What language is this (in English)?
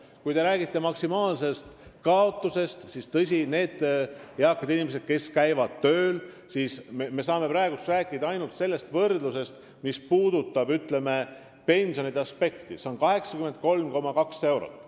Estonian